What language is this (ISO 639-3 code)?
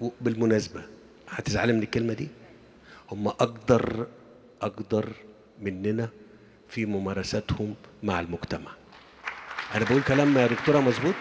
ara